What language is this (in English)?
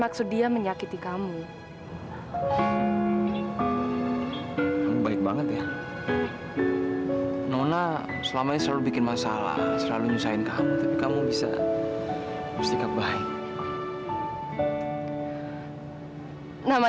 Indonesian